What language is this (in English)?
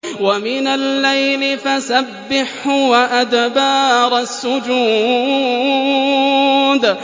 Arabic